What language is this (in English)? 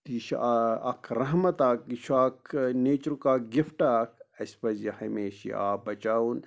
Kashmiri